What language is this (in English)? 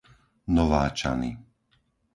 Slovak